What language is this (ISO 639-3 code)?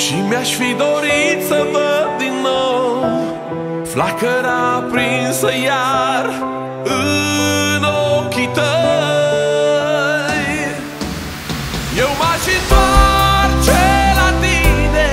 ron